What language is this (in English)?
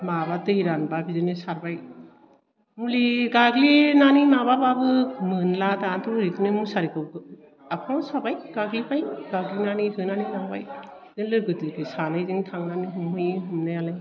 Bodo